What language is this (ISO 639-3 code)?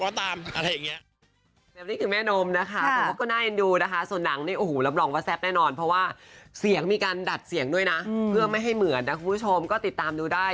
tha